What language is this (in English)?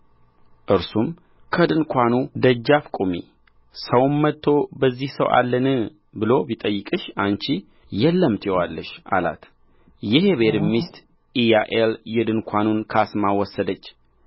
Amharic